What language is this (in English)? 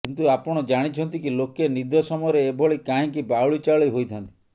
Odia